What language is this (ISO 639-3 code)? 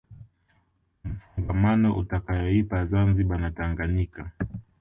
swa